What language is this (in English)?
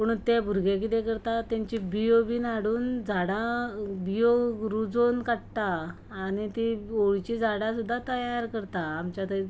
Konkani